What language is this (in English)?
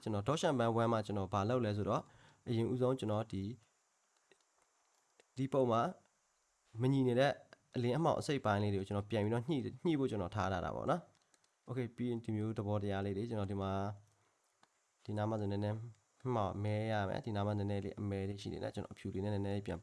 Korean